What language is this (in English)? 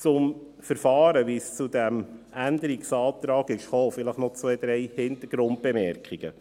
Swiss German